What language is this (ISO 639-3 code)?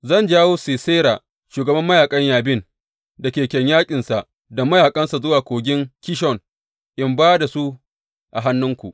hau